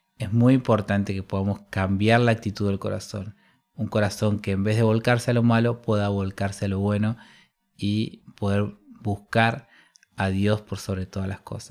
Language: Spanish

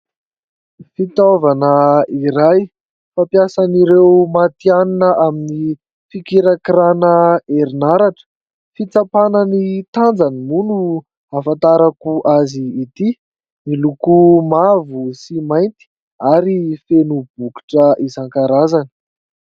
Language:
Malagasy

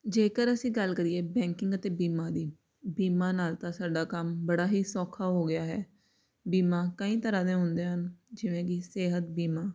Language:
Punjabi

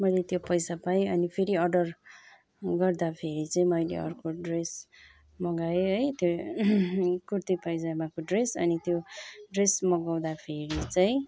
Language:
Nepali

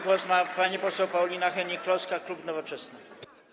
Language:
Polish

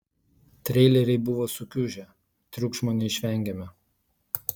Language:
Lithuanian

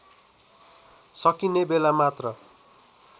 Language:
Nepali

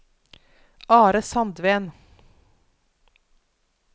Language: Norwegian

